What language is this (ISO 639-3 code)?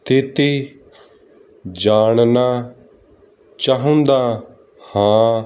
pan